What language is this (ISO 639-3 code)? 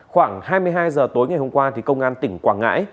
vie